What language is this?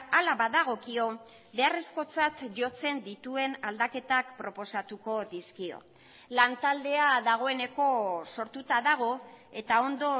Basque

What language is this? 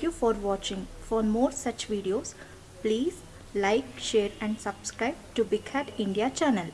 English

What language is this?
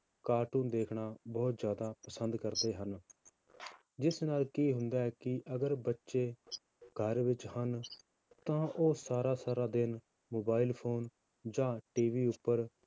Punjabi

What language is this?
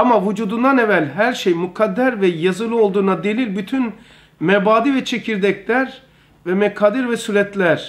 Turkish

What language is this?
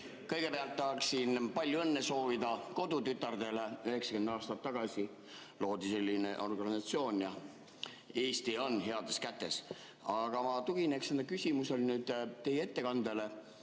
Estonian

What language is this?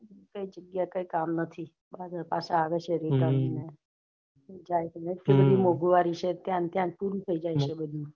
Gujarati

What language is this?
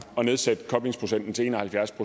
Danish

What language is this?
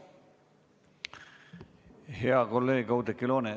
Estonian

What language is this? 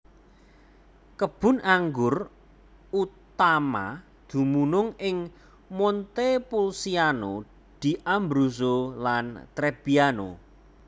Javanese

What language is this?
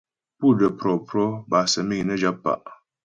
Ghomala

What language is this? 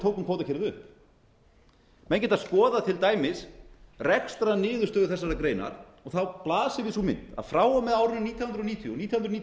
Icelandic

